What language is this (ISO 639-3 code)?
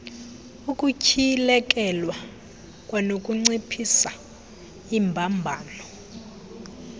xho